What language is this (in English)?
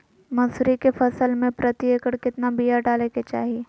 Magahi